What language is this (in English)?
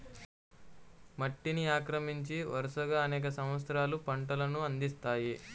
Telugu